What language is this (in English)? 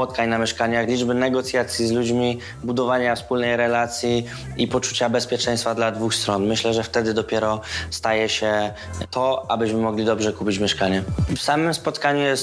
Polish